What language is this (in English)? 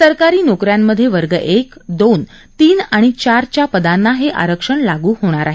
Marathi